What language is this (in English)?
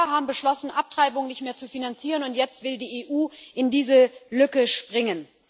German